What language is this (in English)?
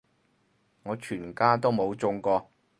Cantonese